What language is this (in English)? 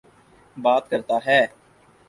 Urdu